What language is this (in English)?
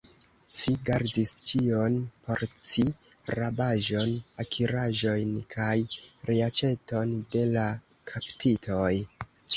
Esperanto